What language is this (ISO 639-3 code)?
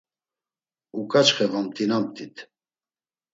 lzz